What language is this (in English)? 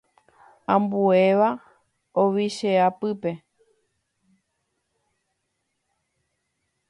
Guarani